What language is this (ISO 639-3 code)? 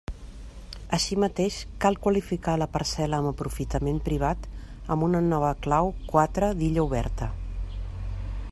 cat